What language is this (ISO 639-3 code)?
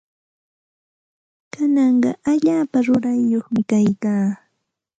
qxt